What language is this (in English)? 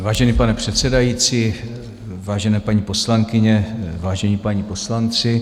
Czech